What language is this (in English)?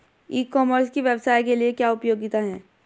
Hindi